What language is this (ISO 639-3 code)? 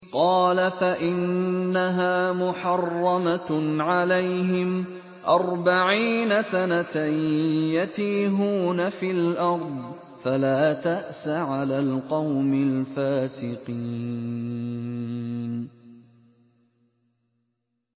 ara